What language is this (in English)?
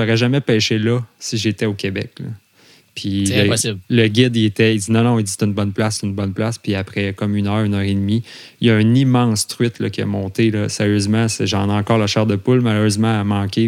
French